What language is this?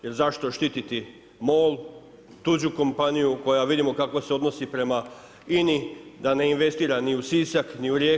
Croatian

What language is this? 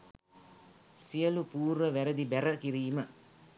Sinhala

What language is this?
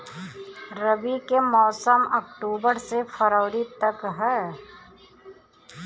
Bhojpuri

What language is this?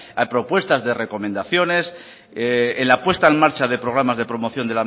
Spanish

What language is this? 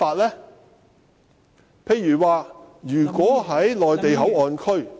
Cantonese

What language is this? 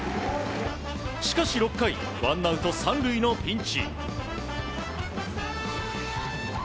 Japanese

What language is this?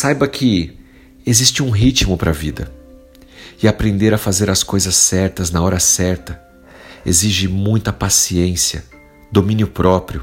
Portuguese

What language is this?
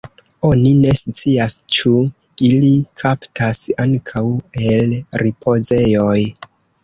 Esperanto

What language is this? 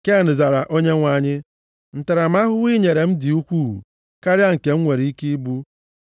Igbo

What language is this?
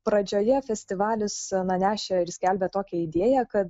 Lithuanian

